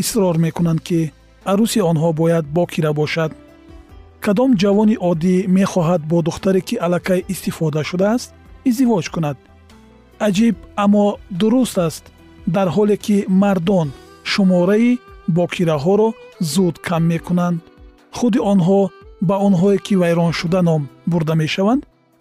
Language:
Persian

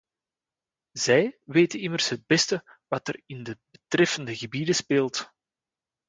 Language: Dutch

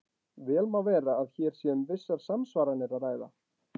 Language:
Icelandic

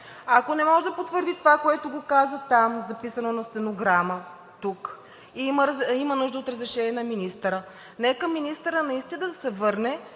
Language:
Bulgarian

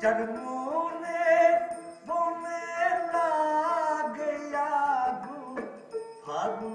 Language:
Punjabi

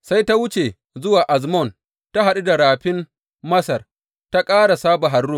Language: Hausa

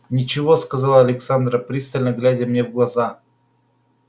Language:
Russian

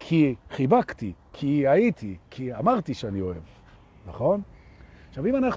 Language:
Hebrew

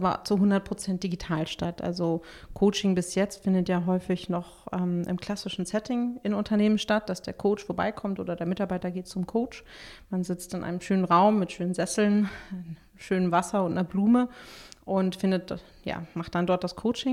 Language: German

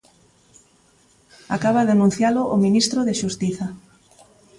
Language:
Galician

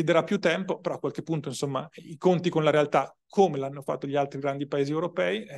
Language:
Italian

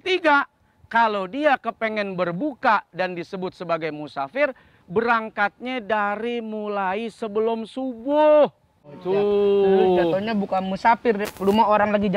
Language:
Indonesian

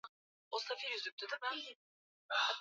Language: Swahili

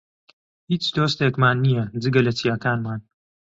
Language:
Central Kurdish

